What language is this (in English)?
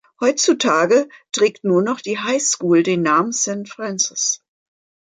German